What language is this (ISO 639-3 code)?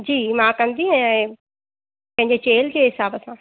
snd